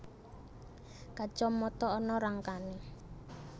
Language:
Javanese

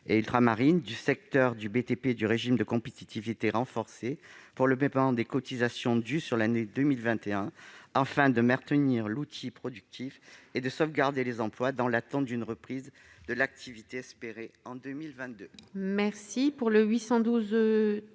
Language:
French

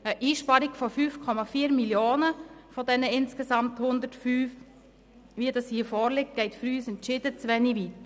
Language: Swiss German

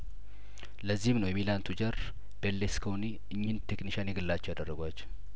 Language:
Amharic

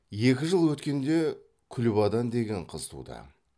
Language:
Kazakh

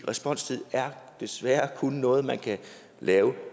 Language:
Danish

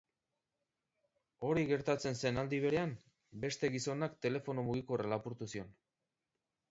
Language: Basque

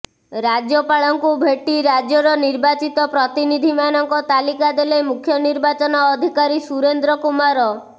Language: Odia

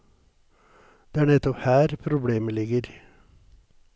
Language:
Norwegian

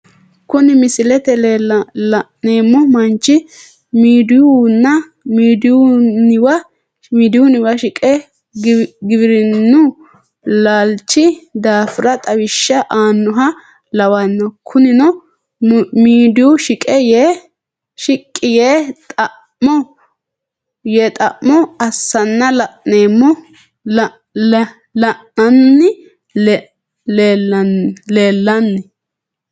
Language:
Sidamo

